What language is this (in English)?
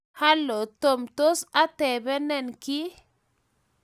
Kalenjin